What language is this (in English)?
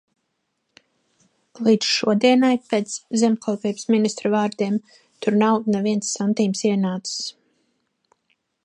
Latvian